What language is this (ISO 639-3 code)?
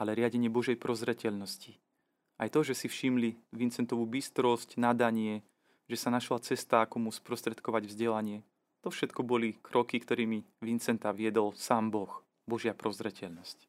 slk